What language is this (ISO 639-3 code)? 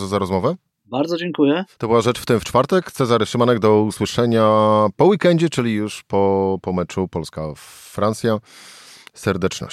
pol